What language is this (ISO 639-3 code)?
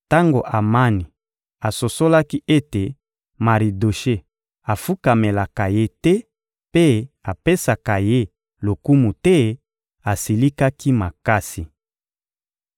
lin